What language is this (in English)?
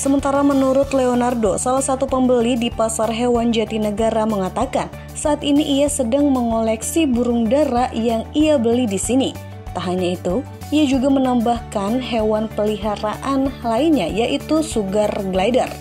Indonesian